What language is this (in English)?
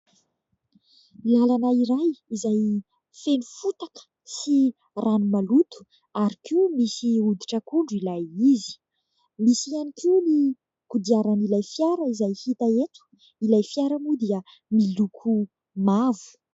Malagasy